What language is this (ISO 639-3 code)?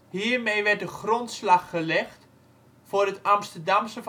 nld